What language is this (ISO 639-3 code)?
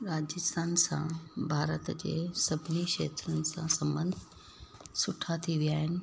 snd